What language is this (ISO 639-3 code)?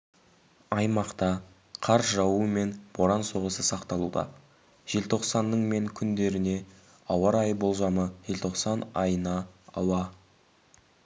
kaz